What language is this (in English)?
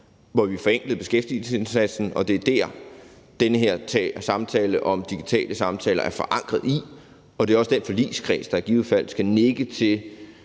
Danish